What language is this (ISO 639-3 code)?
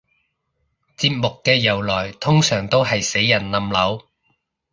yue